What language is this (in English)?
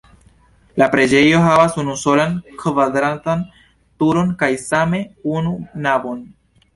Esperanto